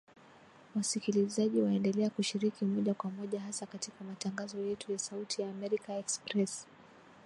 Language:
Swahili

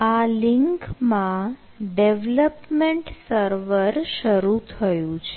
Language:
Gujarati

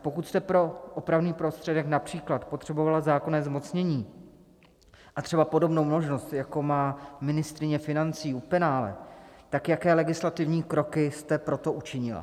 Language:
Czech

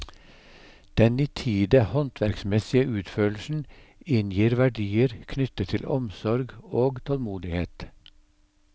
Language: Norwegian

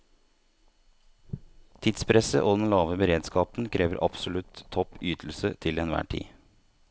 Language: Norwegian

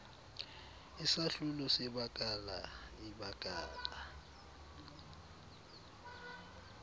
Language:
Xhosa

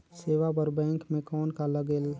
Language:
Chhattisgarhi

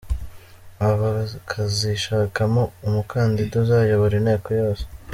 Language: Kinyarwanda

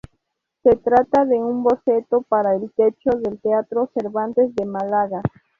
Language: Spanish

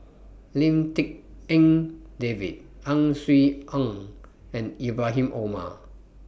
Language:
English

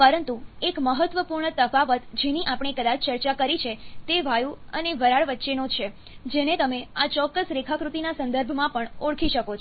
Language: Gujarati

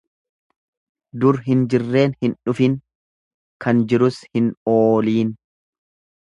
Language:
Oromo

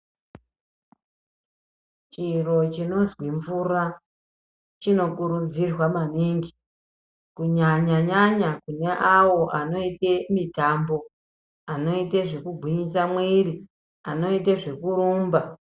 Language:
Ndau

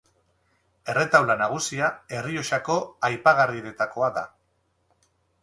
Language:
Basque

